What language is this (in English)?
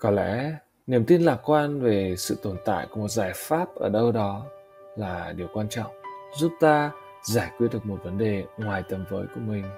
Vietnamese